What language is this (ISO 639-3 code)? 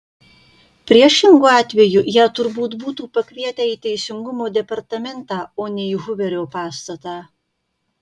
lit